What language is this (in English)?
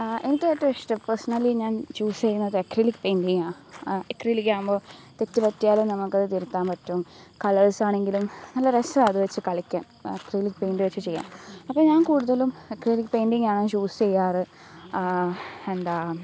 Malayalam